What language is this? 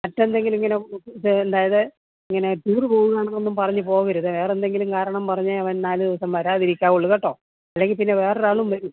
Malayalam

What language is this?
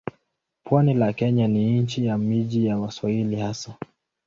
Swahili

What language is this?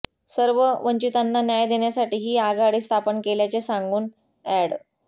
Marathi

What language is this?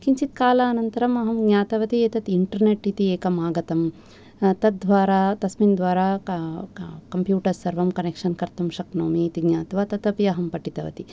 Sanskrit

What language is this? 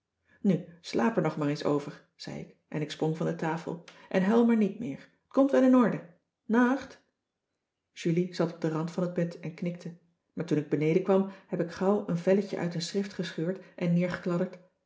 Dutch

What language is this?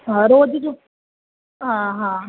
Sindhi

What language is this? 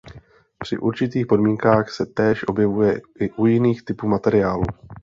Czech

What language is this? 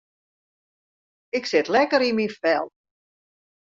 Western Frisian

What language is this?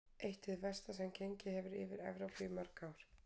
Icelandic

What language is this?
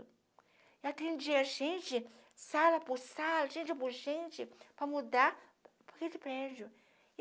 Portuguese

